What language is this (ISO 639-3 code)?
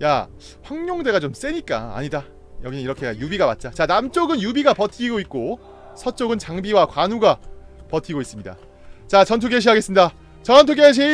kor